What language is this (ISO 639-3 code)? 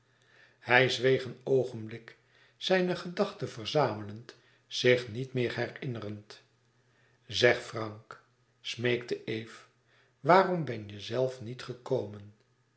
nld